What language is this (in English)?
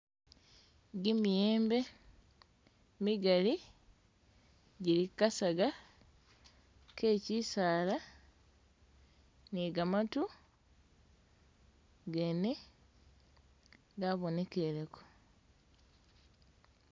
Masaaba